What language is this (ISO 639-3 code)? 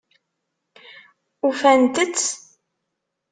kab